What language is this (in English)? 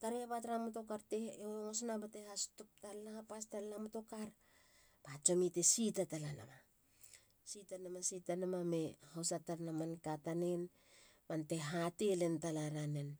Halia